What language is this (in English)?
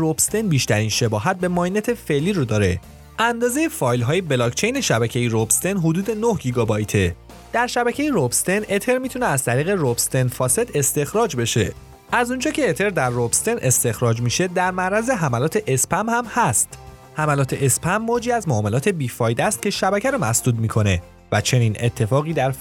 Persian